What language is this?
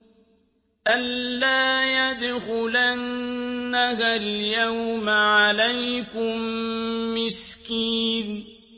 Arabic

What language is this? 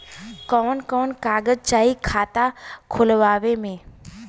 Bhojpuri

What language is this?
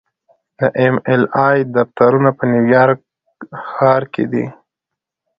Pashto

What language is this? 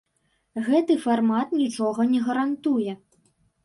Belarusian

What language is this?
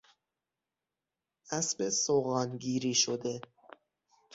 Persian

